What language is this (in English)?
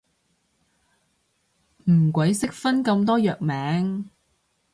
Cantonese